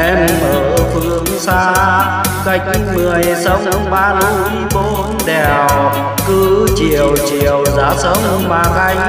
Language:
Vietnamese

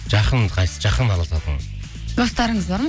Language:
Kazakh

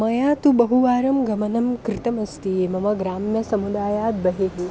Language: Sanskrit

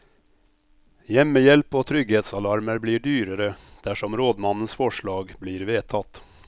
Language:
Norwegian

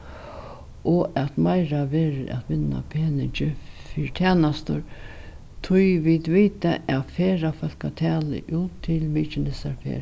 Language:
Faroese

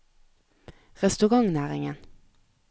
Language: Norwegian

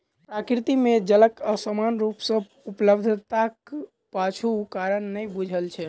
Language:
Maithili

